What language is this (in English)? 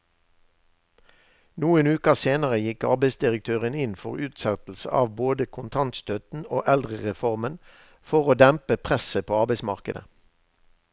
Norwegian